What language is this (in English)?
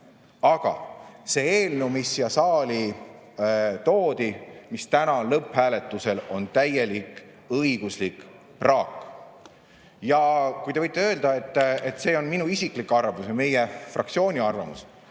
Estonian